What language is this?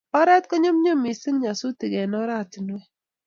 Kalenjin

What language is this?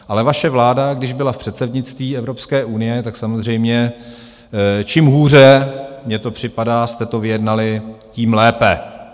Czech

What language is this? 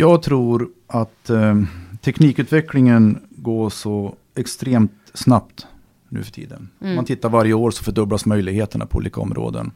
Swedish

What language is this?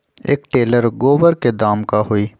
Magahi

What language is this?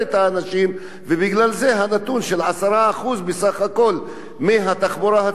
Hebrew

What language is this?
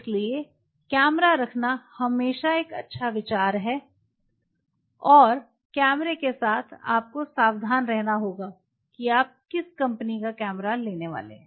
Hindi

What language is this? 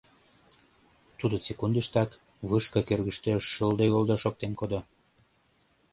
Mari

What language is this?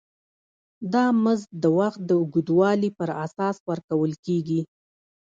Pashto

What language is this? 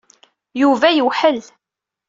Kabyle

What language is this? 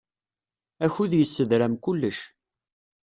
Kabyle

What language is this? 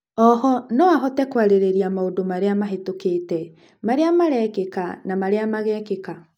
Kikuyu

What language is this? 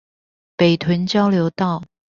Chinese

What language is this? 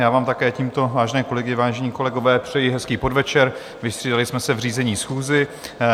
Czech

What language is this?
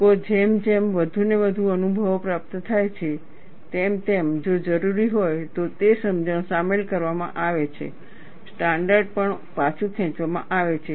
Gujarati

